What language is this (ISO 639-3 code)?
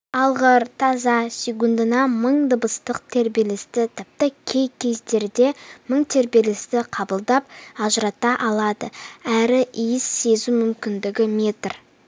kaz